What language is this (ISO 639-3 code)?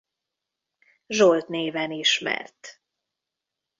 hun